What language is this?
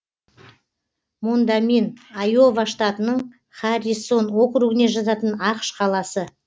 Kazakh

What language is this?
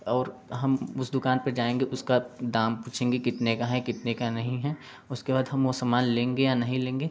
Hindi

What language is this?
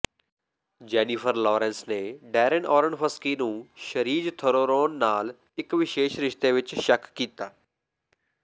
Punjabi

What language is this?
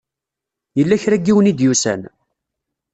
Kabyle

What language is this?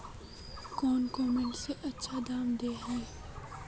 Magahi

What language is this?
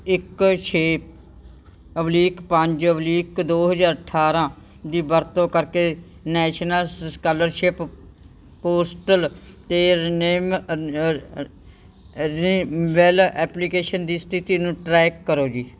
Punjabi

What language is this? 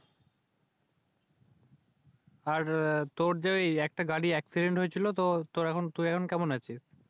Bangla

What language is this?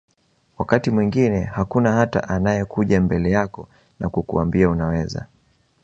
Swahili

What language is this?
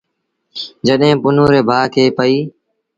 Sindhi Bhil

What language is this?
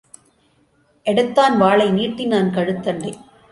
Tamil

